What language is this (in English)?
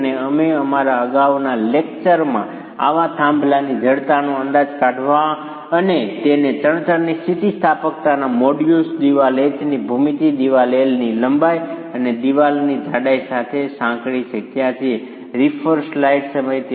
Gujarati